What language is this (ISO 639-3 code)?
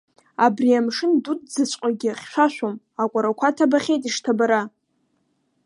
abk